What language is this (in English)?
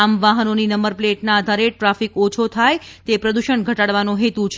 Gujarati